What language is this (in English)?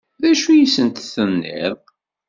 Kabyle